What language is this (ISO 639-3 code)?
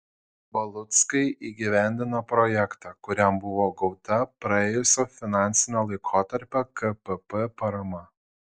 lit